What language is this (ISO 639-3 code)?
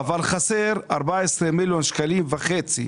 heb